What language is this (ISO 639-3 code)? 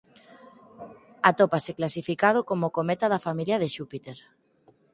glg